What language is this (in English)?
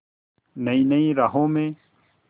Hindi